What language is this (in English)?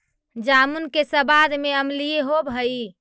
Magahi